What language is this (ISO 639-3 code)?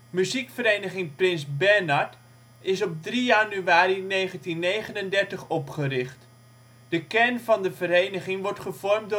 nld